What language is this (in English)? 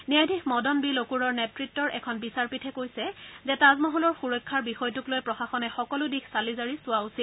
Assamese